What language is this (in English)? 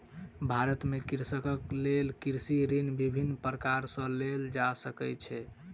Maithili